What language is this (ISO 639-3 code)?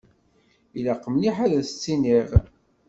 kab